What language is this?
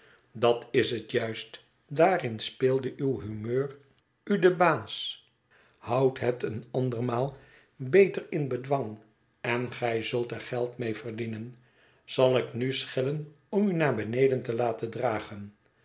Dutch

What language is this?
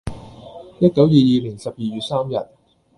Cantonese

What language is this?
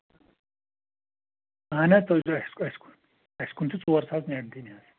Kashmiri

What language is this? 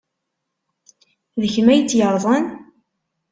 Kabyle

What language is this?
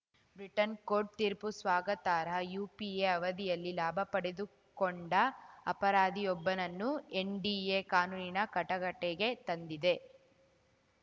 Kannada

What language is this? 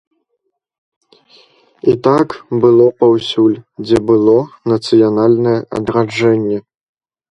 Belarusian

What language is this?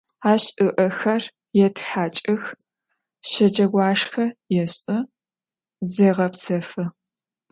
Adyghe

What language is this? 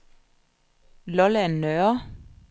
Danish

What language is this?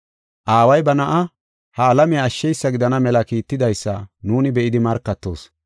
Gofa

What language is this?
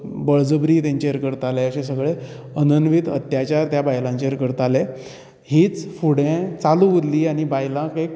Konkani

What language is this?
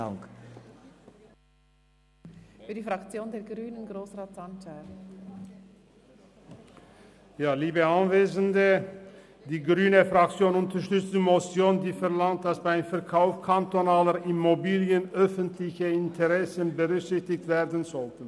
Swiss German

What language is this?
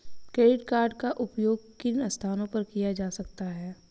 Hindi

